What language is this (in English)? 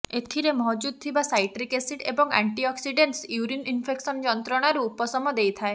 Odia